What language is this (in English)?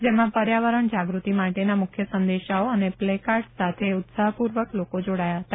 Gujarati